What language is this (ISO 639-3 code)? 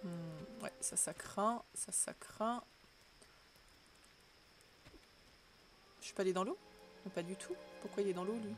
fra